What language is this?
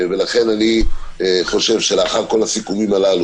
Hebrew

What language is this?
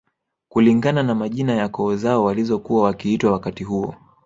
Swahili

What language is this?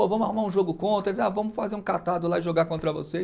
Portuguese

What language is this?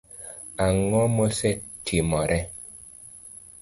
Luo (Kenya and Tanzania)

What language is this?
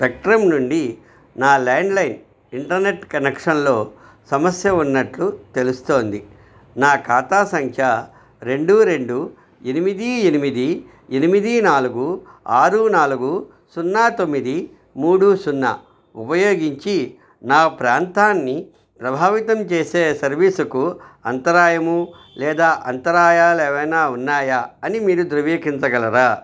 Telugu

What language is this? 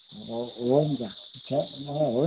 Nepali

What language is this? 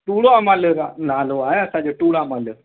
Sindhi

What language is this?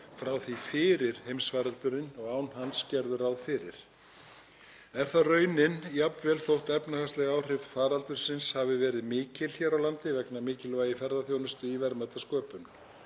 Icelandic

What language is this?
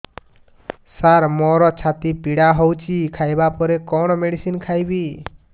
Odia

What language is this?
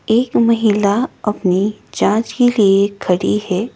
Hindi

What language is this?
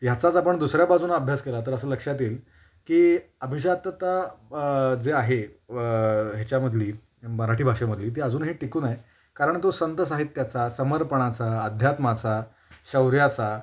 Marathi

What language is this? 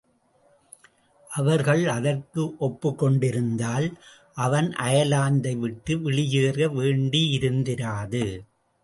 Tamil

